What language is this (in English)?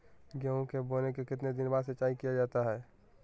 Magahi